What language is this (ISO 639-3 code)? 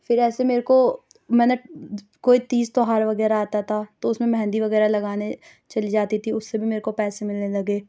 urd